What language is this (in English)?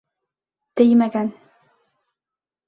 Bashkir